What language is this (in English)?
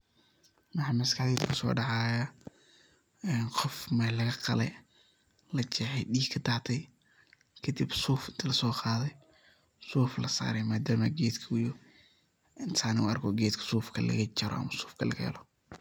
Somali